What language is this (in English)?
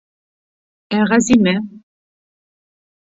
Bashkir